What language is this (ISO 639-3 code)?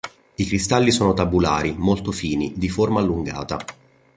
ita